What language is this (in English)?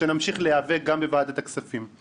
Hebrew